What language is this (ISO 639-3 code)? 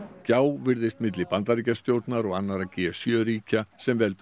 isl